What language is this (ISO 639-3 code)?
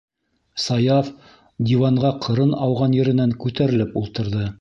bak